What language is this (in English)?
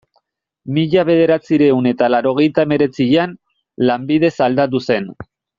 Basque